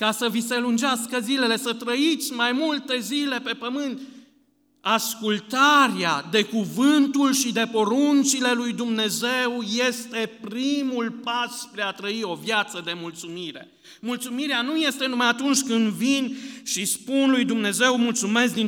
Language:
Romanian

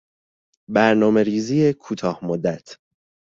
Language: Persian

